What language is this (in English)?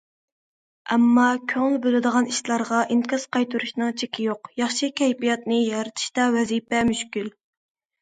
Uyghur